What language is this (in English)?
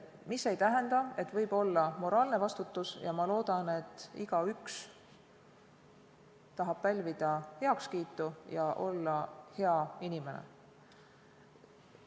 Estonian